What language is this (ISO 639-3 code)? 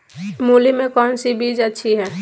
mag